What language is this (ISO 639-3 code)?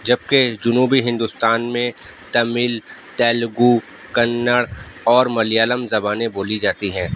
urd